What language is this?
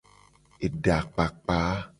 Gen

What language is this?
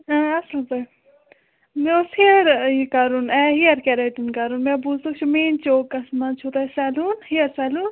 Kashmiri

